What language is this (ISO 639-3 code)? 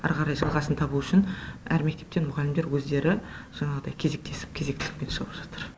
kaz